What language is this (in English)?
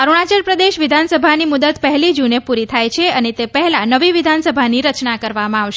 Gujarati